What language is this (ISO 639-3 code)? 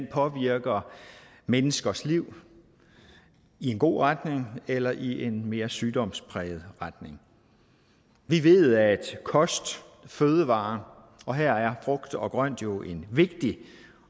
dan